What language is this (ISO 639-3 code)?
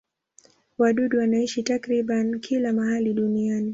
swa